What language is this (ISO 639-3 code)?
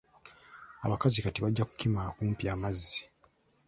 lug